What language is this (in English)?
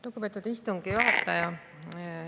Estonian